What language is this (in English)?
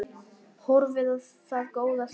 Icelandic